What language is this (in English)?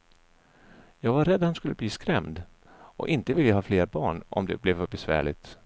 Swedish